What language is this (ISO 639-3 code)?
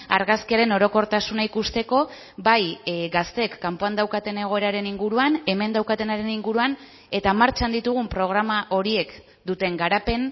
eus